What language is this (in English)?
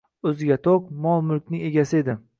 Uzbek